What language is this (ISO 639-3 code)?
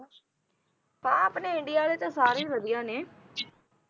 pan